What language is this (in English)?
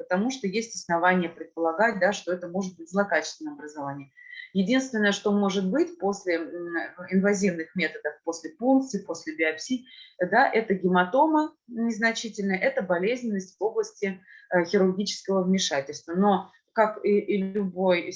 Russian